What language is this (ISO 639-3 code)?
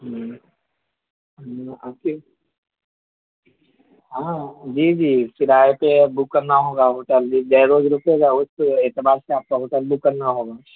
urd